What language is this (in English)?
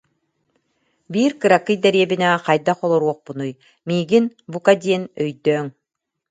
Yakut